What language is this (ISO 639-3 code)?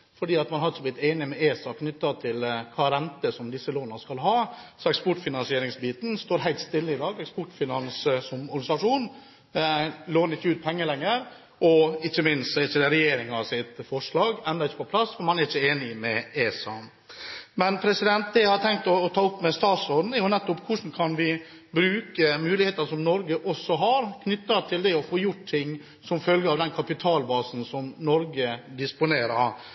nob